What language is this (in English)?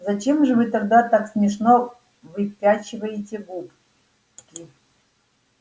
Russian